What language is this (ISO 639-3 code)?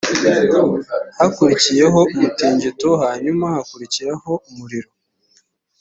kin